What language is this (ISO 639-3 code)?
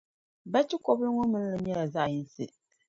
dag